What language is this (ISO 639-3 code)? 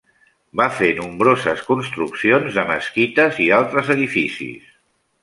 cat